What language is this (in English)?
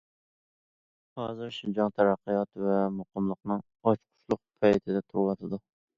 Uyghur